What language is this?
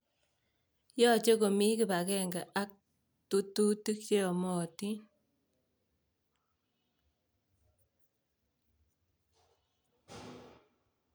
Kalenjin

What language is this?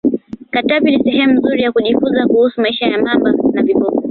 Swahili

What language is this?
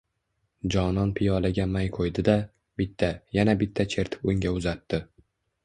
Uzbek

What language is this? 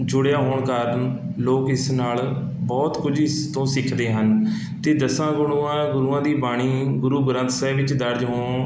Punjabi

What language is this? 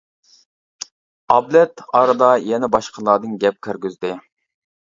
Uyghur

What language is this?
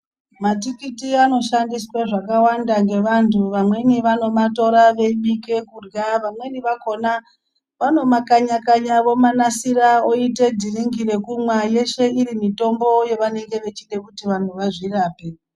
Ndau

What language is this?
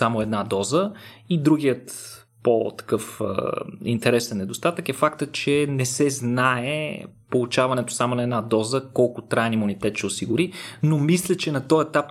Bulgarian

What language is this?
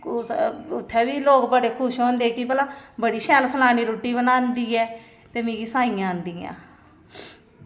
Dogri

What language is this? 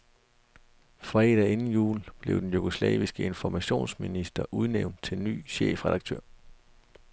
Danish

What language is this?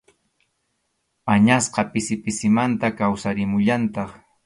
Arequipa-La Unión Quechua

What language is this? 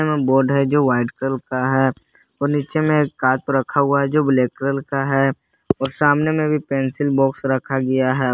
Hindi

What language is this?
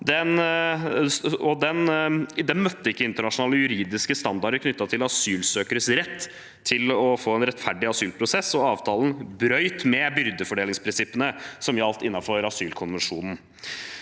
Norwegian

